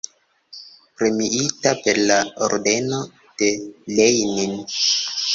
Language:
Esperanto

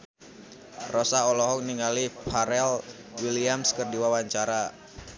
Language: Sundanese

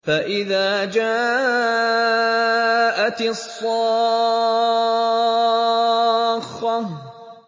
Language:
Arabic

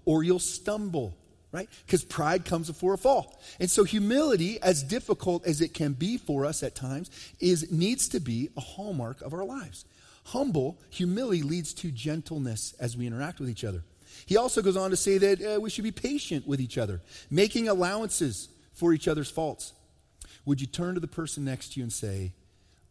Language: English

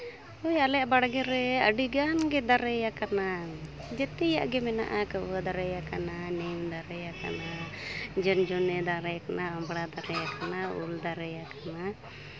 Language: Santali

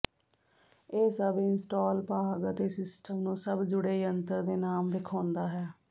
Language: Punjabi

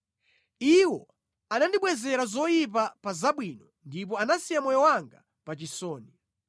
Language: Nyanja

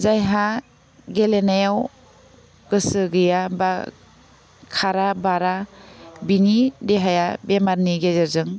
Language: Bodo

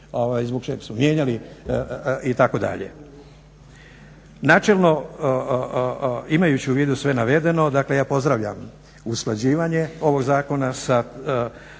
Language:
Croatian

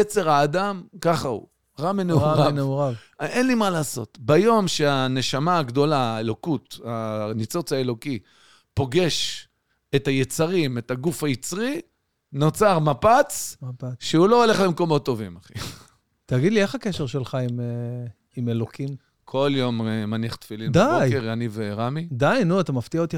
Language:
Hebrew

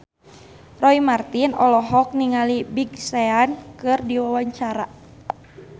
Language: Sundanese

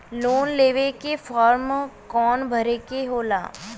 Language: Bhojpuri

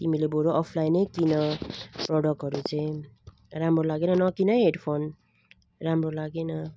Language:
Nepali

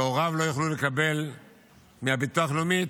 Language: Hebrew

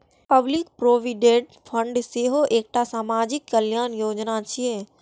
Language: Maithili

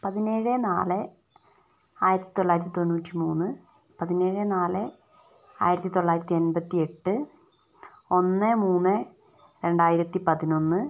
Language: Malayalam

